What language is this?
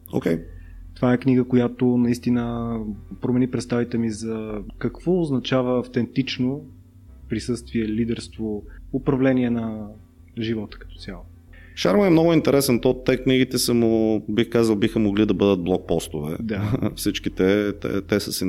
Bulgarian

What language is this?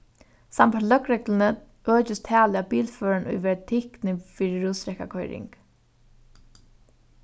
Faroese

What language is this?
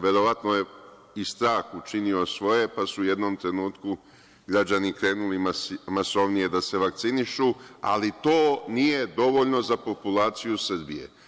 Serbian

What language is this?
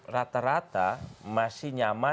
Indonesian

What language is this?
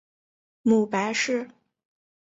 Chinese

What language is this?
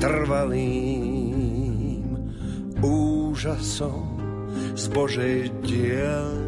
Slovak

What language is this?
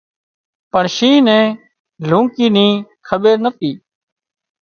Wadiyara Koli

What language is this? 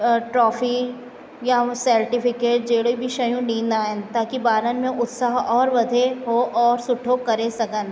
Sindhi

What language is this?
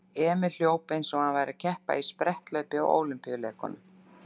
Icelandic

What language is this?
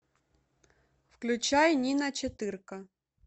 Russian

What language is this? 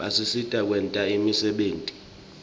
Swati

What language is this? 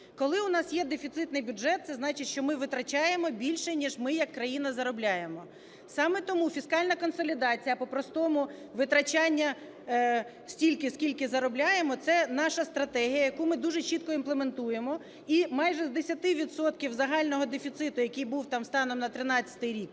Ukrainian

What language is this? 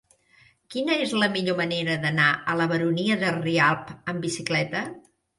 Catalan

